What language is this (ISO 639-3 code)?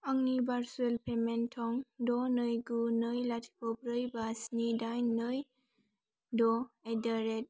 brx